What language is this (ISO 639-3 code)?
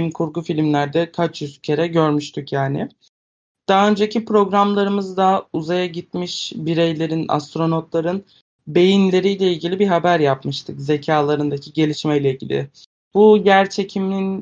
tur